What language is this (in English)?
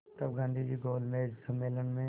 Hindi